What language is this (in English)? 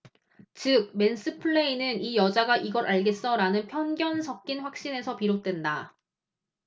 Korean